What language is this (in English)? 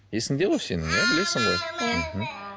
Kazakh